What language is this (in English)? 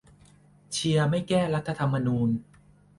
Thai